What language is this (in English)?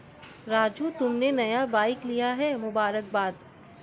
Hindi